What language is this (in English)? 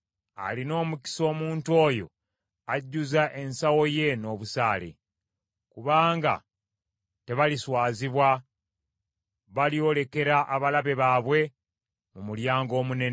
Ganda